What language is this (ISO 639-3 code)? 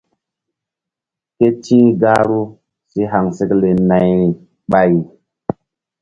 mdd